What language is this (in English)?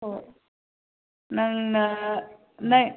Manipuri